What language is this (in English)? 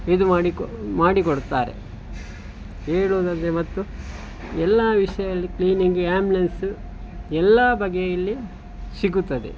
Kannada